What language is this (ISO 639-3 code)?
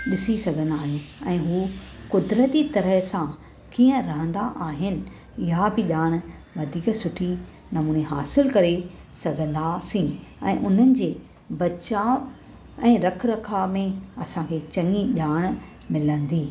snd